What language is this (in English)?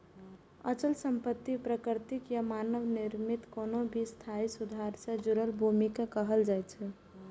Maithili